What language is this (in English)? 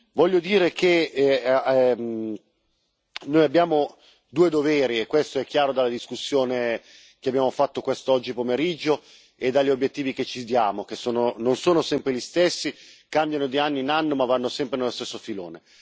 Italian